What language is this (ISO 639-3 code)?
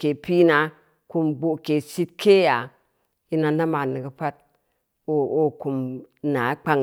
ndi